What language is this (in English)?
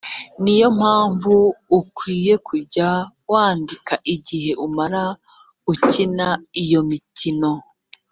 Kinyarwanda